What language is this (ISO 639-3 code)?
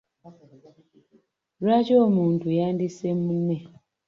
lug